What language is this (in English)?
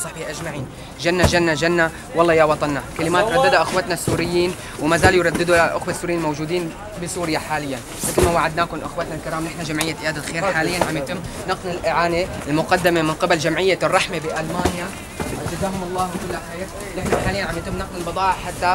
Arabic